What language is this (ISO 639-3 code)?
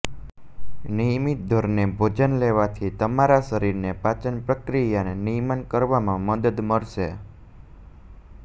guj